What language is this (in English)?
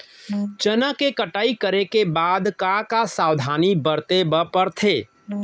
Chhattisgarhi